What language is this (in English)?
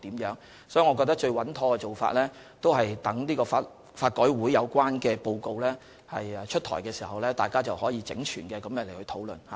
Cantonese